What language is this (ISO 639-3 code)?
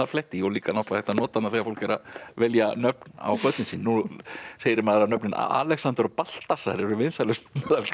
isl